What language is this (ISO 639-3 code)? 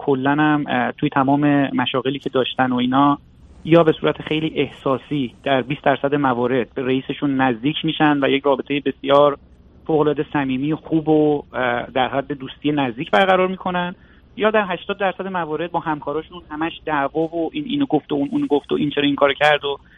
fas